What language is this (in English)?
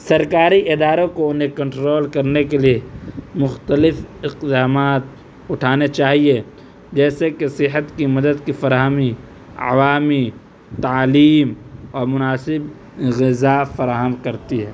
Urdu